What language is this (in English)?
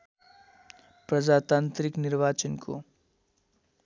Nepali